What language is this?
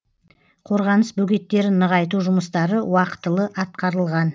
Kazakh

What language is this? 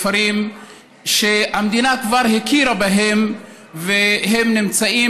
Hebrew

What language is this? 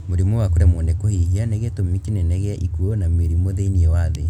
Kikuyu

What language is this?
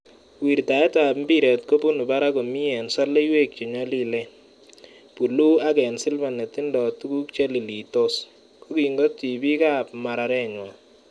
Kalenjin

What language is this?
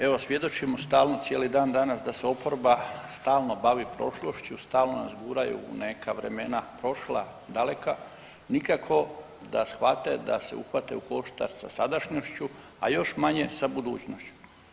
Croatian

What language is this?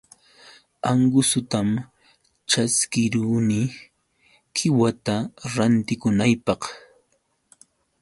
Yauyos Quechua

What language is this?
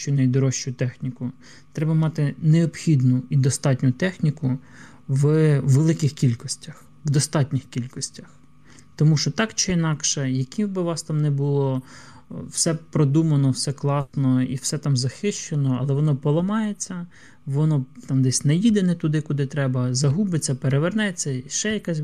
Ukrainian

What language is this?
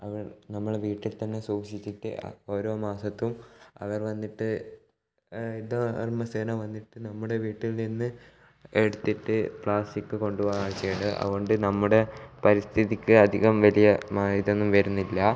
Malayalam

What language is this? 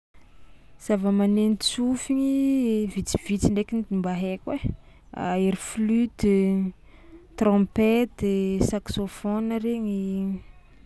Tsimihety Malagasy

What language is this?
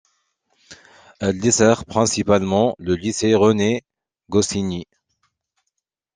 French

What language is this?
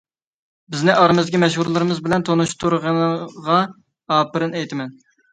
Uyghur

